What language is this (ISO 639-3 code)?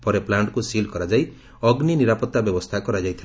ori